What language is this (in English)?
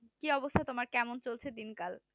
Bangla